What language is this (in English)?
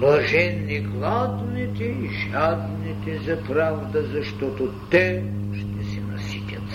Bulgarian